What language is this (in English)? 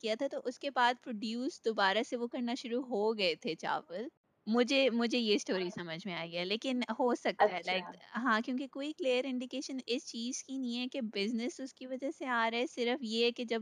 Urdu